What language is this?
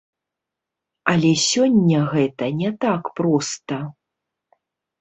Belarusian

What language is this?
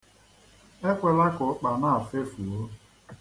Igbo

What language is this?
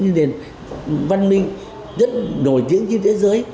Vietnamese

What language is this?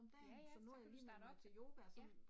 Danish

